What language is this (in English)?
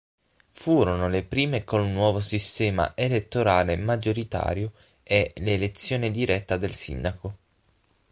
Italian